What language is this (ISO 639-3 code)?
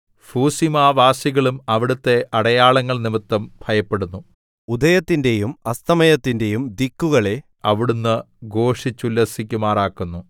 mal